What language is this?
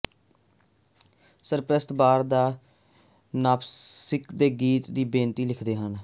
Punjabi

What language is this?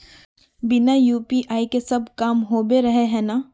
Magahi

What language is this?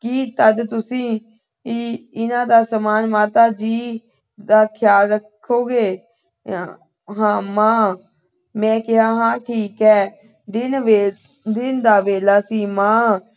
Punjabi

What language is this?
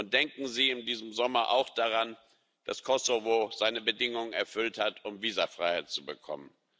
German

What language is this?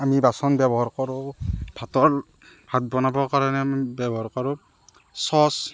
Assamese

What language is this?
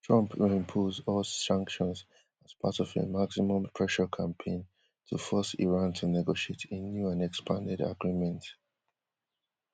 Nigerian Pidgin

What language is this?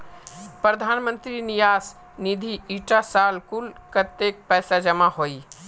Magahi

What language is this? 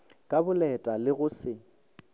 Northern Sotho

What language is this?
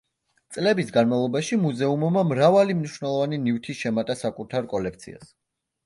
Georgian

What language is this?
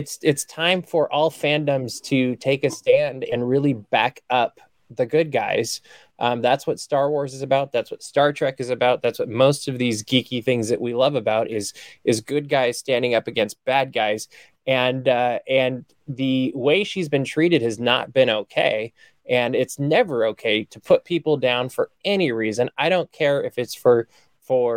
English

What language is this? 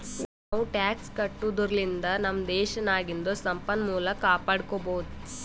Kannada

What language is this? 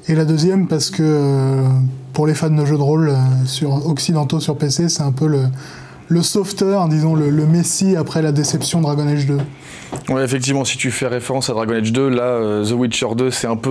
French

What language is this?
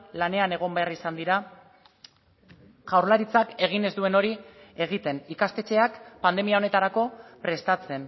Basque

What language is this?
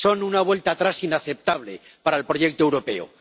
Spanish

